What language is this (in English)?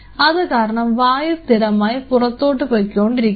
Malayalam